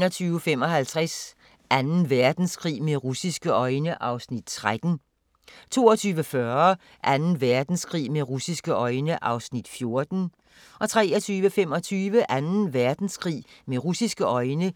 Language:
Danish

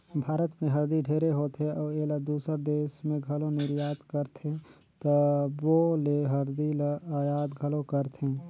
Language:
Chhattisgarhi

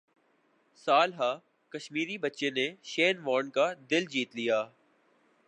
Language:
Urdu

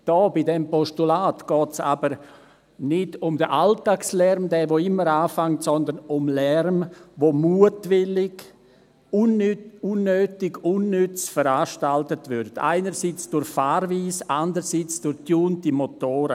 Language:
Swiss German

